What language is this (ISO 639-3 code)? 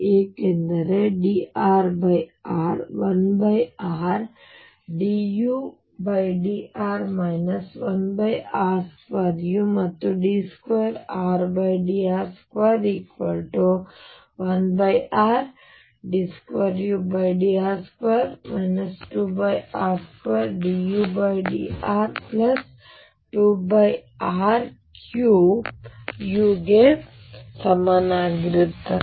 kan